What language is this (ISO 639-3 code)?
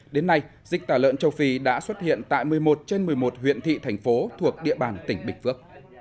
vie